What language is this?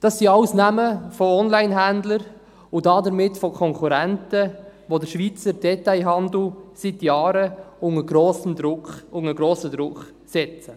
Swiss German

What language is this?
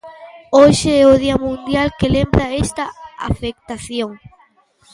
Galician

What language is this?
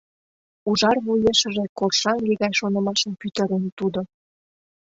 Mari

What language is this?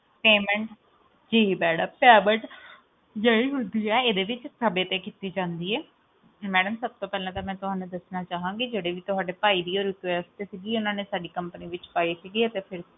Punjabi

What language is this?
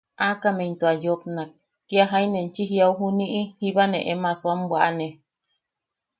Yaqui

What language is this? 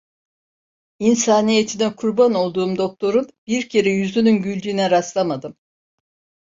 Turkish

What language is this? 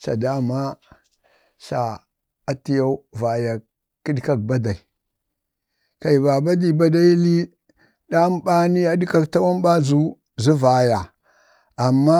Bade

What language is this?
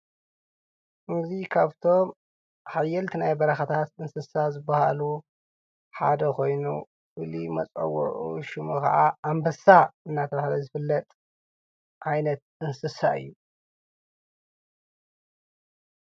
Tigrinya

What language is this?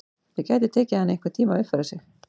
Icelandic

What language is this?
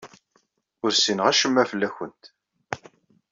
Kabyle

